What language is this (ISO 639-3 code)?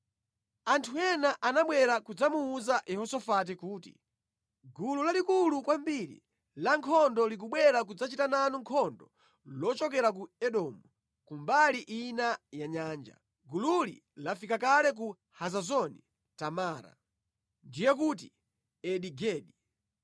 nya